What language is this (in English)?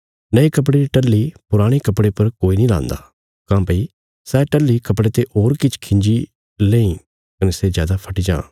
Bilaspuri